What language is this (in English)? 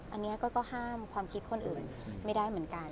Thai